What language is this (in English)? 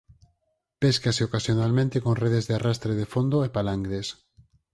Galician